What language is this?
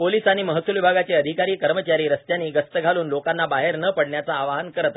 Marathi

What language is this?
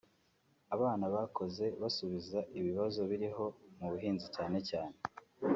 Kinyarwanda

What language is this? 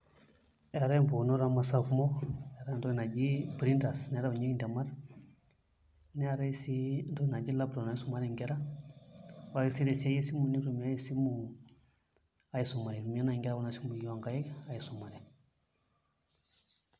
Masai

